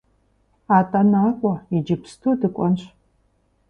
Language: Kabardian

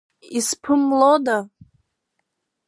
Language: Abkhazian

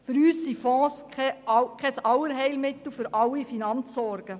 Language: Swiss German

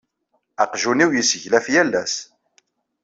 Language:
Kabyle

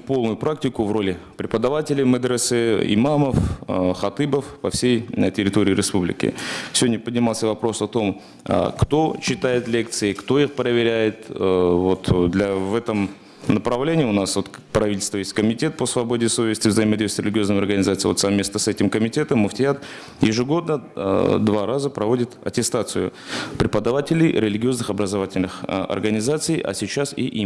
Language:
Russian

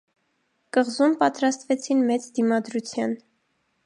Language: Armenian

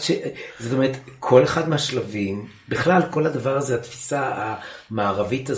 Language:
Hebrew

